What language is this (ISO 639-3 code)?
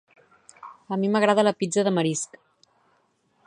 cat